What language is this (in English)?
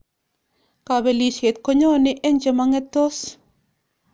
Kalenjin